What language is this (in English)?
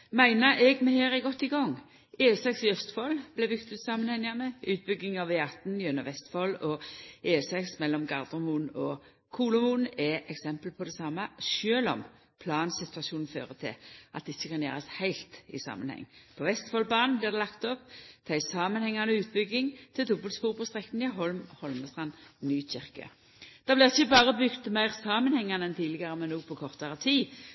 Norwegian Nynorsk